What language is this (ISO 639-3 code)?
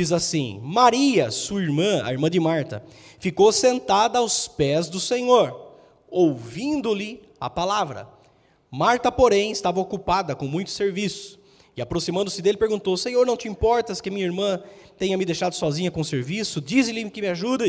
por